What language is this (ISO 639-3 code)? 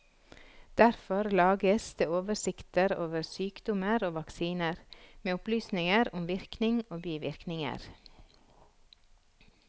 nor